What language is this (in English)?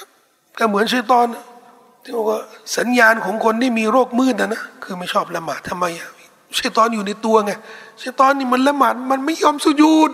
Thai